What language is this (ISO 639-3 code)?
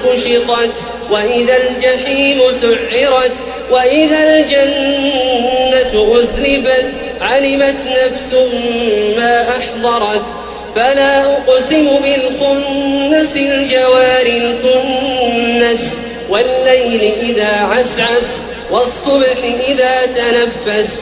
ara